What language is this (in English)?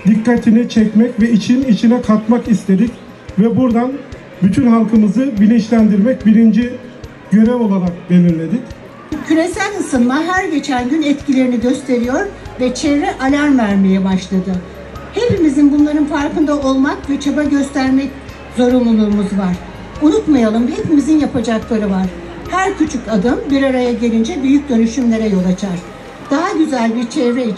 Turkish